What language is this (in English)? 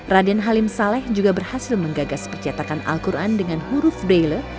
Indonesian